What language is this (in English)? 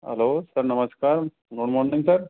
Hindi